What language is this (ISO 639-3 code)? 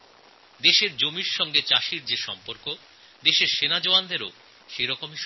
ben